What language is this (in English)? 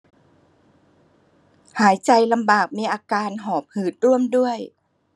Thai